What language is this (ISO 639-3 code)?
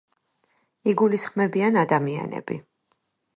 kat